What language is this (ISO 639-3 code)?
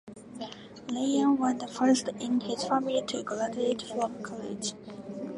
eng